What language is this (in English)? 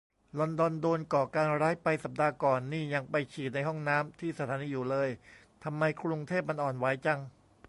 Thai